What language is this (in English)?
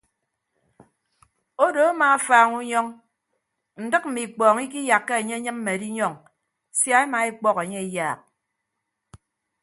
Ibibio